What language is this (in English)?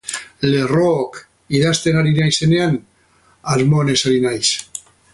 Basque